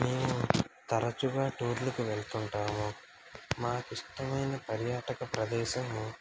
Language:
Telugu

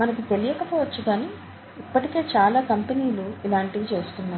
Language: Telugu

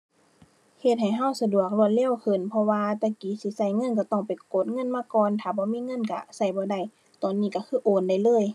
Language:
Thai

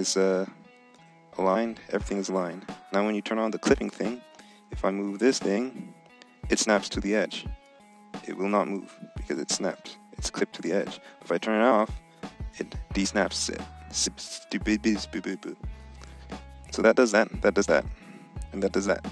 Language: English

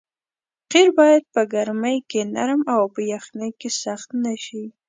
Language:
Pashto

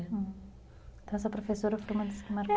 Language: Portuguese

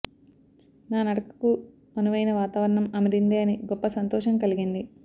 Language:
Telugu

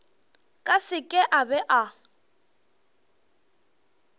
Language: Northern Sotho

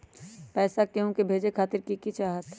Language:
Magahi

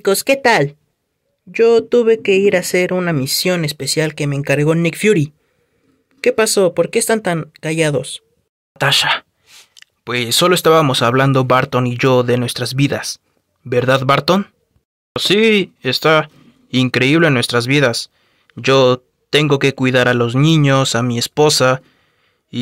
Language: Spanish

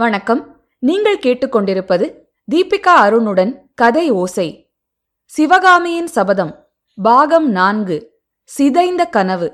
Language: Tamil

